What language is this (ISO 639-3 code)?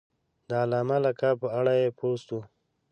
pus